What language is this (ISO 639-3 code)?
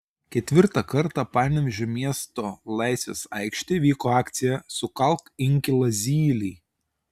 lit